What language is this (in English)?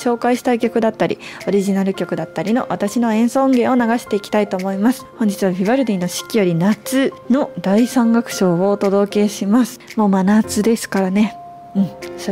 Japanese